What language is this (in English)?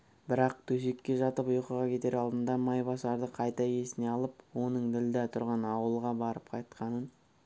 Kazakh